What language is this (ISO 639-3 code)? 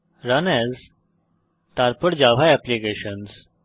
ben